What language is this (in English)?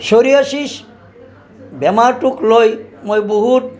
Assamese